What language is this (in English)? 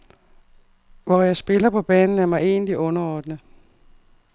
Danish